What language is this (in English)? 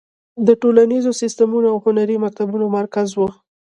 Pashto